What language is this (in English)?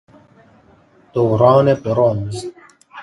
Persian